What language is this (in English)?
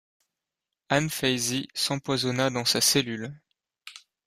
French